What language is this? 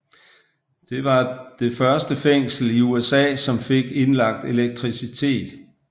Danish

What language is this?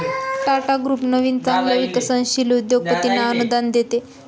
Marathi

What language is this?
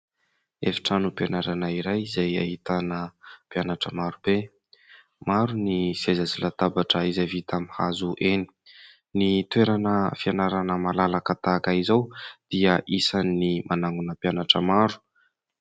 Malagasy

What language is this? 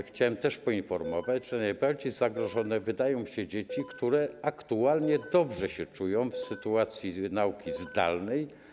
Polish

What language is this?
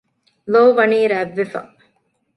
Divehi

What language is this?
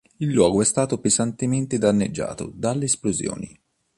Italian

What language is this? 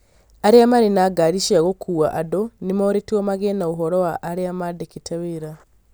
Kikuyu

